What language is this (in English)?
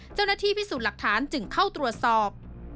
Thai